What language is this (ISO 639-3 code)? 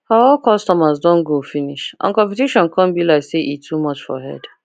pcm